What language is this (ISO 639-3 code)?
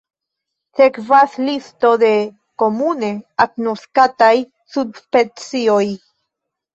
epo